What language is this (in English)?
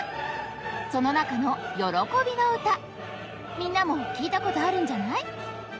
Japanese